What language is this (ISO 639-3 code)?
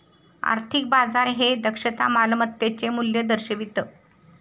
mar